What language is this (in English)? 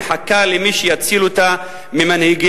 Hebrew